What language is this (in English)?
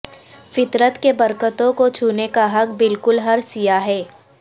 Urdu